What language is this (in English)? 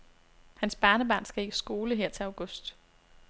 Danish